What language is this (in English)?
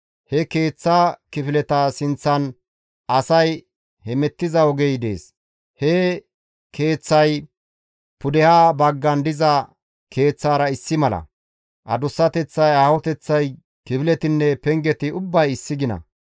Gamo